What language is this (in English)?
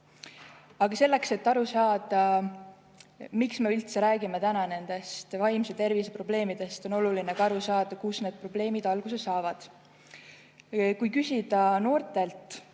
Estonian